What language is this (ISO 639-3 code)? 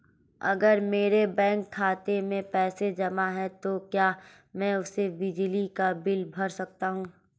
hin